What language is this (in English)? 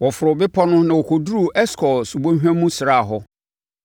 Akan